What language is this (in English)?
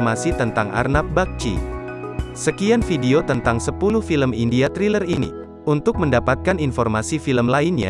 Indonesian